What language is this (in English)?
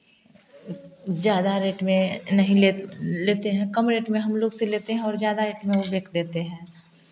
Hindi